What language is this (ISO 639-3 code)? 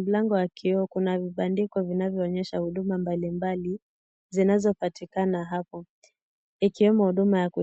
swa